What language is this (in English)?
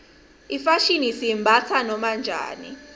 Swati